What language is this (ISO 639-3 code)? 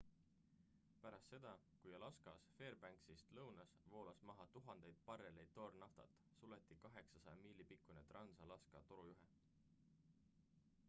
est